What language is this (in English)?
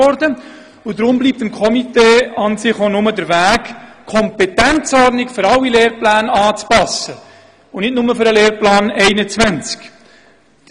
Swiss German